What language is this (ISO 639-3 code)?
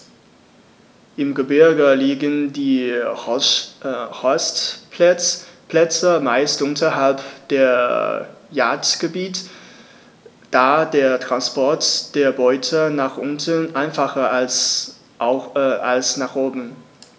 deu